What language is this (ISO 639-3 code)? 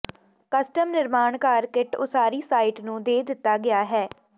pan